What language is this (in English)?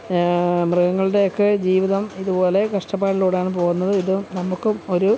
Malayalam